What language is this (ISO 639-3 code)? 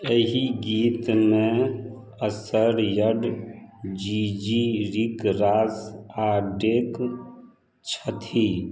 mai